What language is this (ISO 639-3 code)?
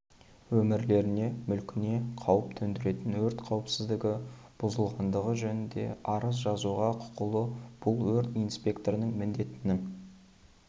kaz